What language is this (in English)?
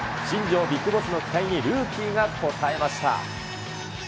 Japanese